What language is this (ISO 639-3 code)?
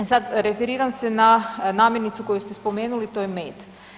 hrv